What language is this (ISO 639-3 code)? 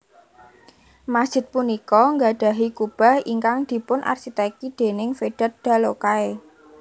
jav